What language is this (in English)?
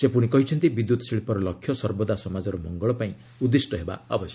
Odia